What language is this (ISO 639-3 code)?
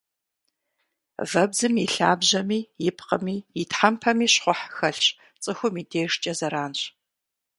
kbd